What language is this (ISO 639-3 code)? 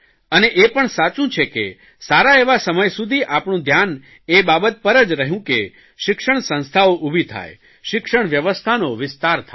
guj